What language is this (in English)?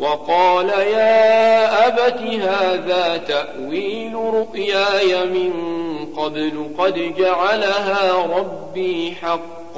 Arabic